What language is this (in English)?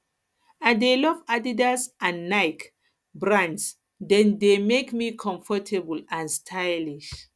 Nigerian Pidgin